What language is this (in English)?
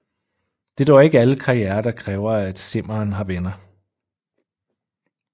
Danish